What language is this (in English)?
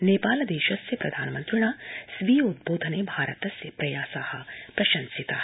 Sanskrit